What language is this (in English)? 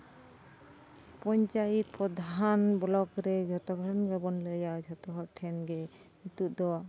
Santali